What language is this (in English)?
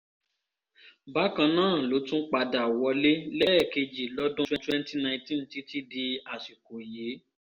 Yoruba